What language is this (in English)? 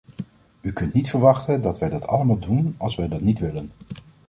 Dutch